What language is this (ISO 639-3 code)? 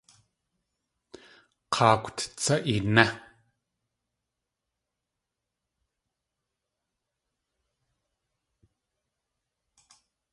tli